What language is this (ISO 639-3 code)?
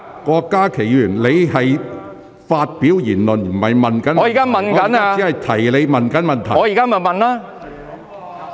yue